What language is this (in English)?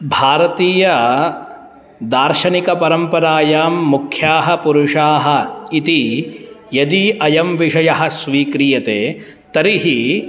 Sanskrit